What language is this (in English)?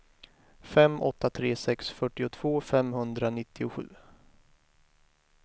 Swedish